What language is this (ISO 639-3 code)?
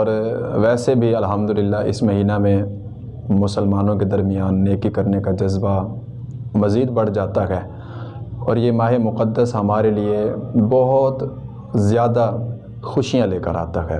urd